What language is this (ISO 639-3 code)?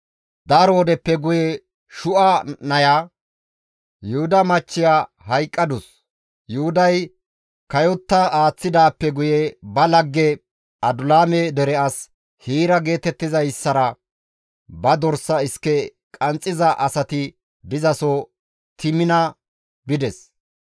gmv